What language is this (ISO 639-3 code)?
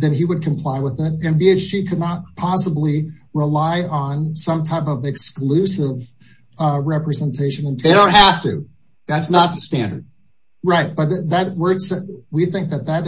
eng